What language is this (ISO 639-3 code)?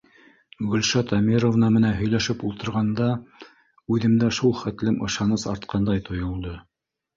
bak